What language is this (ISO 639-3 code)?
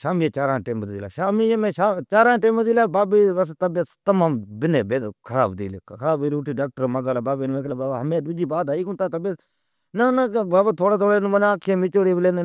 odk